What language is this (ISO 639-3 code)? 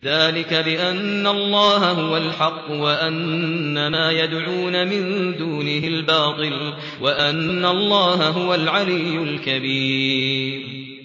ara